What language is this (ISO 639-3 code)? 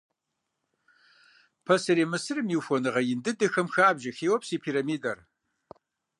kbd